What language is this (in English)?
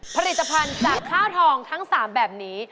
Thai